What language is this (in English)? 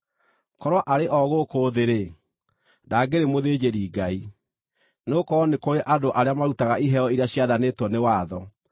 Kikuyu